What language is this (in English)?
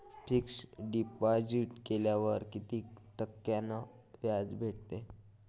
Marathi